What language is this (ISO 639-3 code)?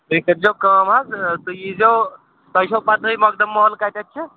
kas